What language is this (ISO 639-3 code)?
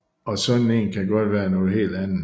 dan